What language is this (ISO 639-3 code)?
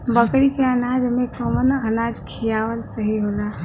bho